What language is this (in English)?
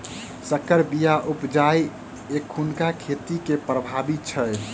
Maithili